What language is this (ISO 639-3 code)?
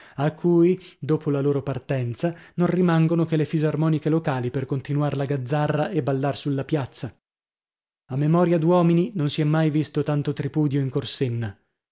ita